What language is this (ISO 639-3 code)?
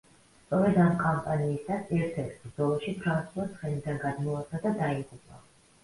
kat